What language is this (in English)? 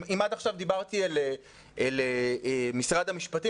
Hebrew